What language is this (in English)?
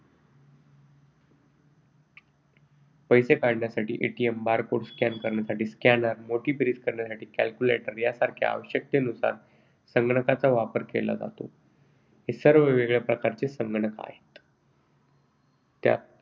Marathi